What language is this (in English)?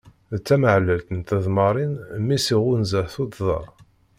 Kabyle